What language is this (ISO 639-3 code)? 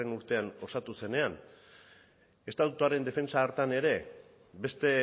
eus